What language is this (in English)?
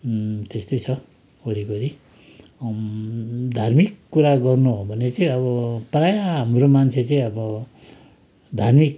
Nepali